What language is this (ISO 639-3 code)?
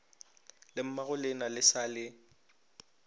nso